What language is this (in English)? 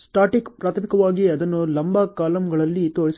Kannada